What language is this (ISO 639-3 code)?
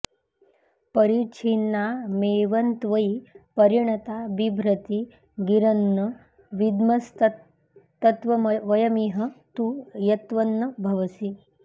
san